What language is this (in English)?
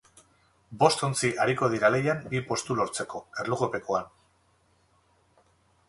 Basque